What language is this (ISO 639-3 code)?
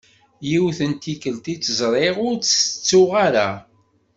kab